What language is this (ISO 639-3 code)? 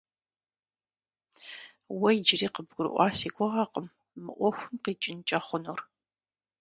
kbd